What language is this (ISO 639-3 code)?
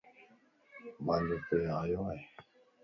lss